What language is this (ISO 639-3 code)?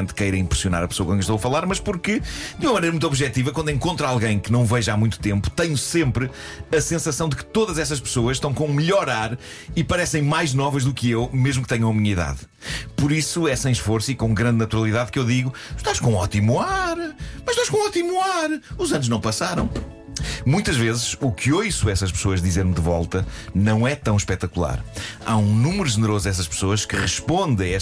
por